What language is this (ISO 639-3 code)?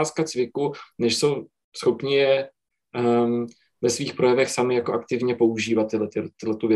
ces